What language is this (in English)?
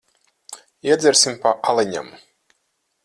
Latvian